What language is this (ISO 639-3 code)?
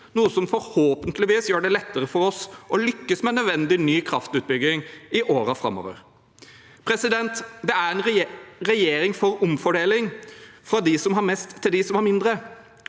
nor